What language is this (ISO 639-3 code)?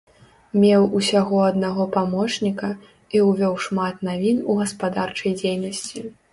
bel